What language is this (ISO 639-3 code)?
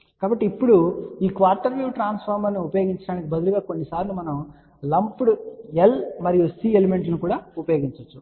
tel